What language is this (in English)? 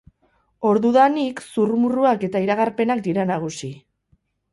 Basque